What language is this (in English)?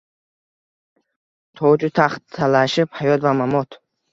Uzbek